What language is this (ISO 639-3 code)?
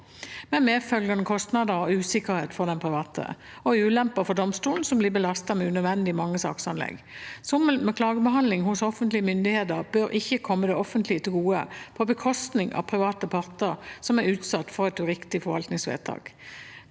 nor